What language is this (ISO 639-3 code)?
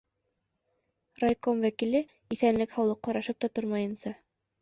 bak